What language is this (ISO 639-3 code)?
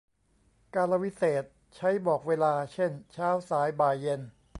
tha